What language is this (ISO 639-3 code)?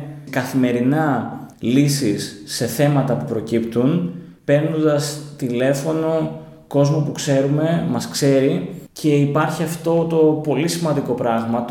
ell